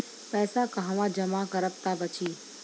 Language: Bhojpuri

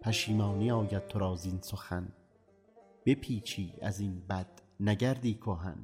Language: Persian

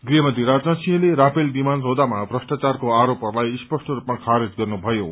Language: Nepali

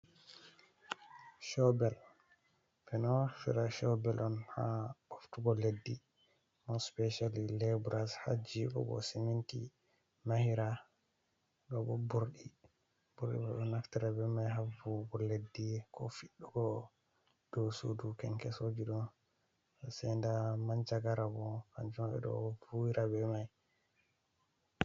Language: Fula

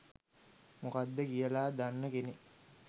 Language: Sinhala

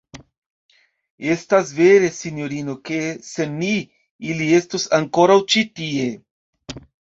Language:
Esperanto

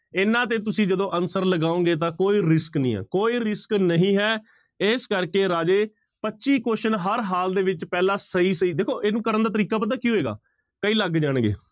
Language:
Punjabi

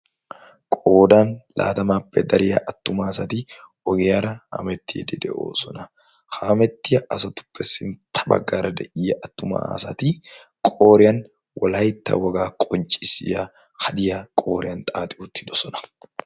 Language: Wolaytta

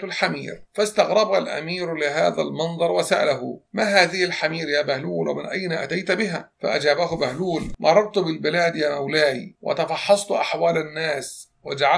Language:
Arabic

